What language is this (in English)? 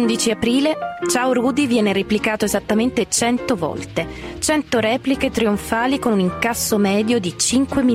Italian